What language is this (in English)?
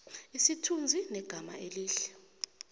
South Ndebele